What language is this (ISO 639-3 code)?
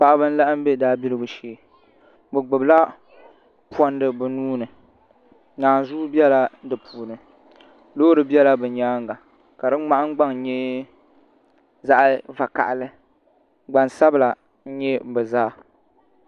dag